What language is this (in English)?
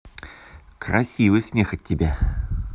Russian